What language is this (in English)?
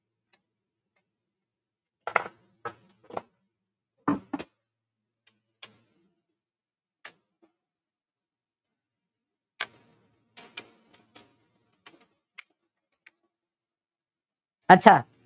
Gujarati